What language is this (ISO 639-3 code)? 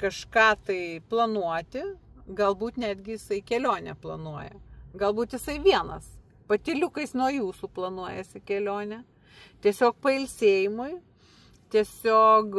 lit